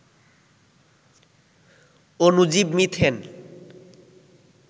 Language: Bangla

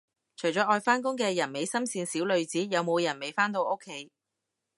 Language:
Cantonese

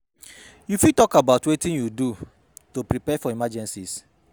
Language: Nigerian Pidgin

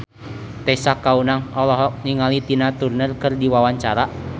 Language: Sundanese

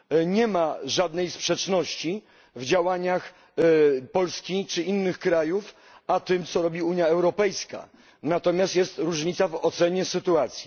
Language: Polish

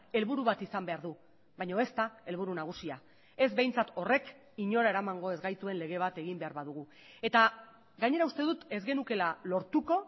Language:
Basque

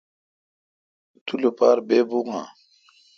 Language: Kalkoti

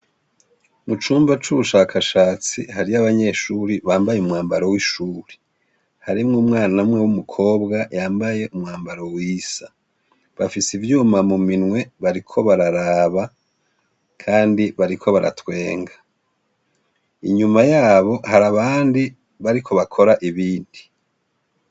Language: Rundi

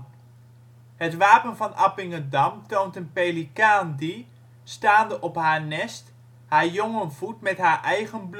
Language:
Dutch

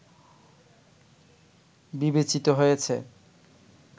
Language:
Bangla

